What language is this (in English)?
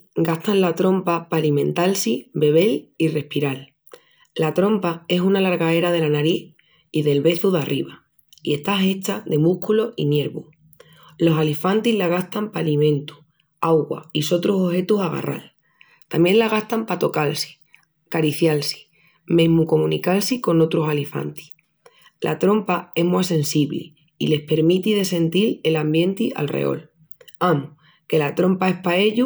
Extremaduran